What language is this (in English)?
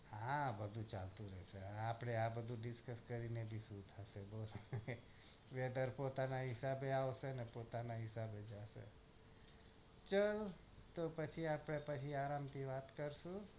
Gujarati